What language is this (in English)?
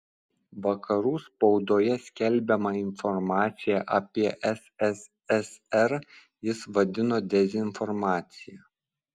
Lithuanian